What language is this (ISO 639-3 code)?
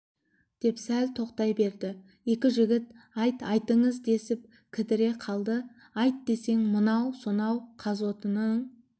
kaz